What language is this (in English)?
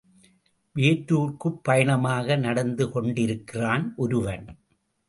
Tamil